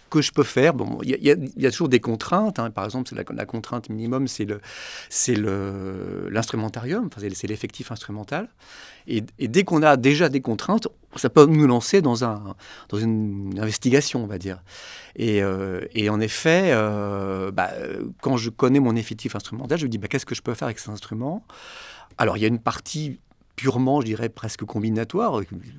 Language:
French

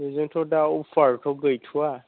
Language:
Bodo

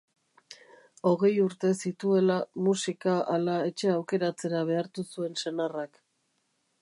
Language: Basque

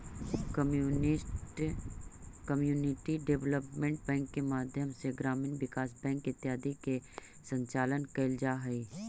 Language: Magahi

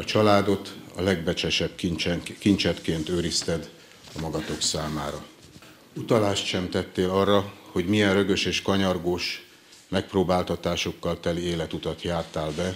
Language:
Hungarian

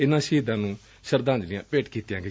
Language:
Punjabi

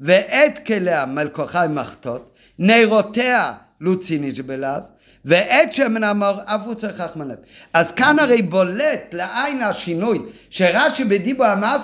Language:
Hebrew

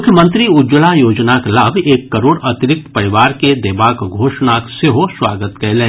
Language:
Maithili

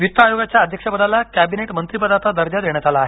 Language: Marathi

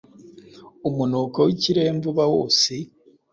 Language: Kinyarwanda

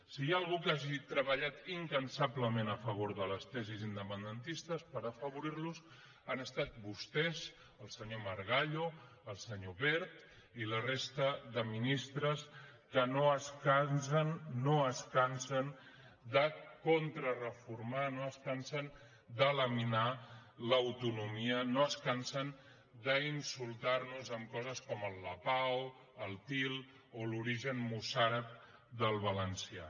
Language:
Catalan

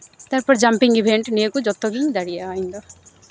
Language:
Santali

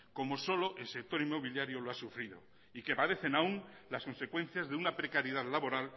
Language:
Spanish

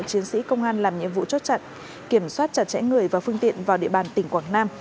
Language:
Vietnamese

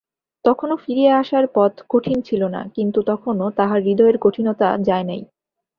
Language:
Bangla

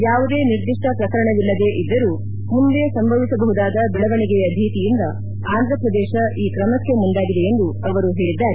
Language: Kannada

